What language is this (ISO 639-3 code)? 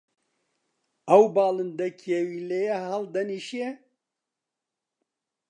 ckb